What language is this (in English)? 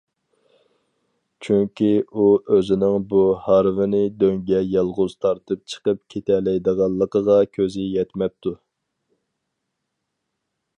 Uyghur